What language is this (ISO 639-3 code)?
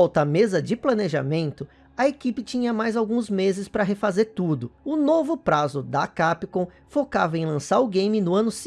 por